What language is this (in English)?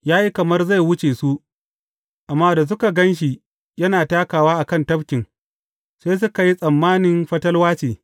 Hausa